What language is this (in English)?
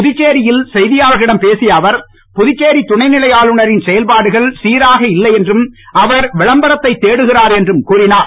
Tamil